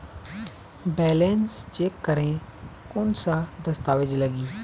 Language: Chhattisgarhi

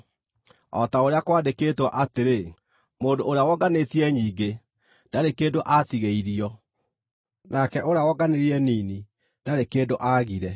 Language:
Kikuyu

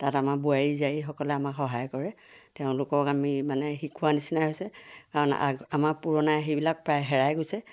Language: Assamese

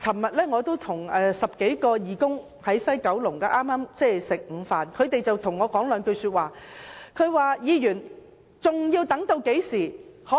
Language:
Cantonese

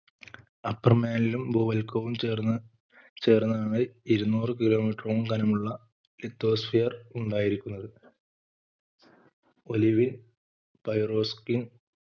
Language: Malayalam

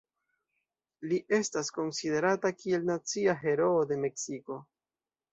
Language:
Esperanto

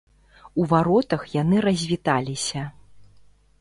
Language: Belarusian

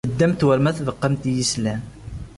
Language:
Kabyle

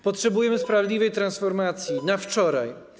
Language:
Polish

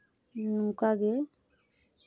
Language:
Santali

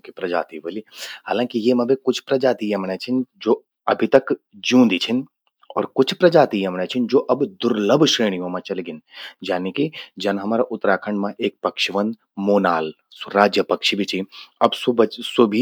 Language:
Garhwali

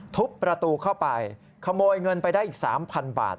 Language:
Thai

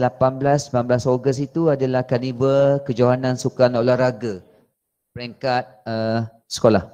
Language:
Malay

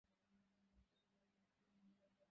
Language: Bangla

